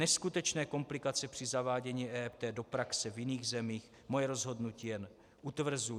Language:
Czech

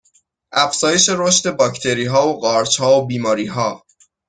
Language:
Persian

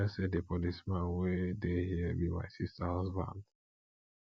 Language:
Nigerian Pidgin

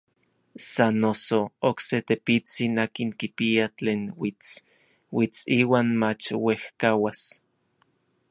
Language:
Orizaba Nahuatl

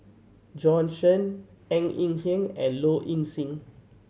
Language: English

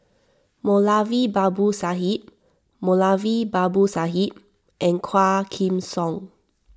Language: English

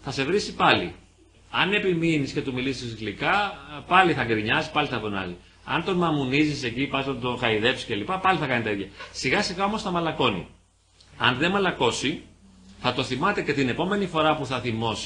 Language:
Greek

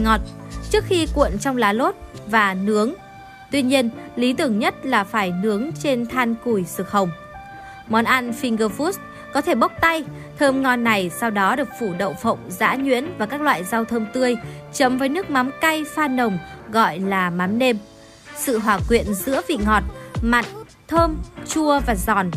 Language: Vietnamese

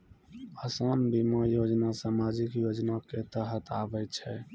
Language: Maithili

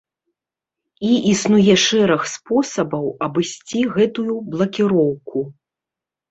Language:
Belarusian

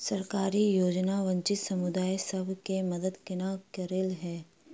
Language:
Maithili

